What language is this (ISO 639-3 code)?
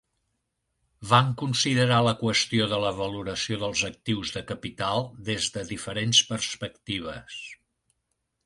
cat